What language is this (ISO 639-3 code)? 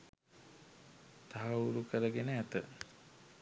sin